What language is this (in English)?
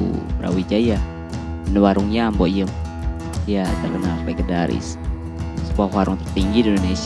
Indonesian